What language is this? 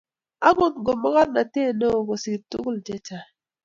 Kalenjin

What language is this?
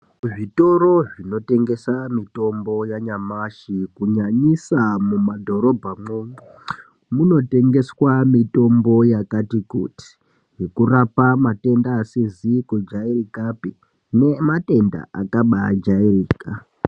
Ndau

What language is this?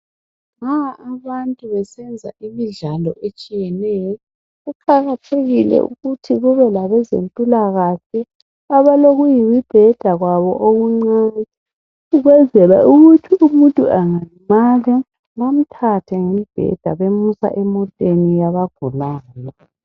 North Ndebele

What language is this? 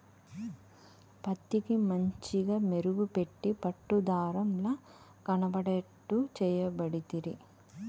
Telugu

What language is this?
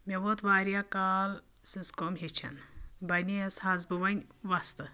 Kashmiri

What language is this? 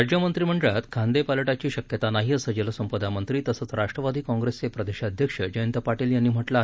Marathi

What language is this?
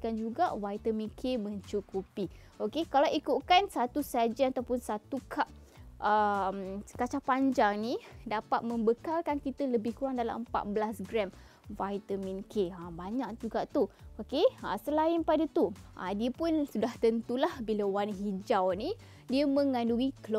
Malay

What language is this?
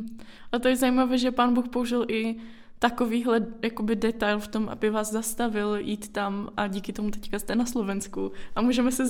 Czech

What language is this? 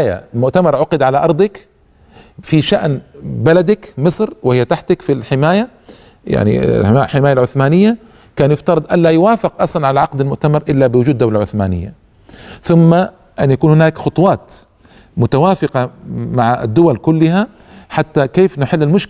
Arabic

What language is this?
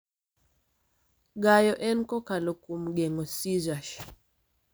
Luo (Kenya and Tanzania)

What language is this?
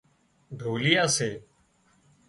Wadiyara Koli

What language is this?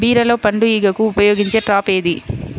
Telugu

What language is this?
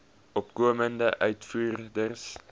Afrikaans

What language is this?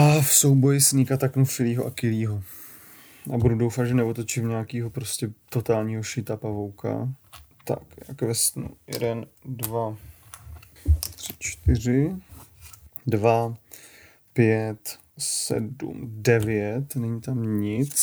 Czech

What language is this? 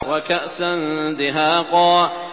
Arabic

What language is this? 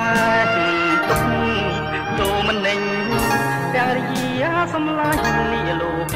Thai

